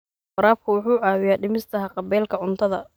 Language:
Somali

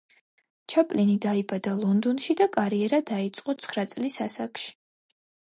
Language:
Georgian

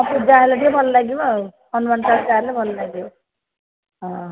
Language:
Odia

